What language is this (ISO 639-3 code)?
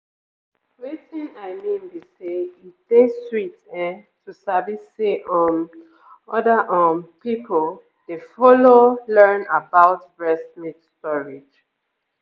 pcm